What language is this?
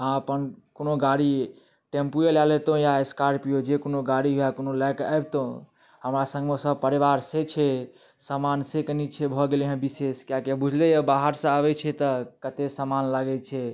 Maithili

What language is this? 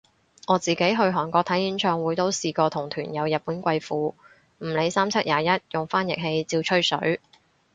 Cantonese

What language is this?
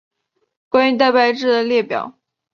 Chinese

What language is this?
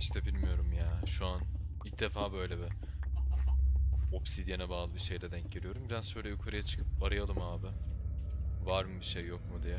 Turkish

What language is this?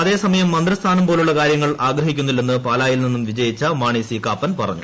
Malayalam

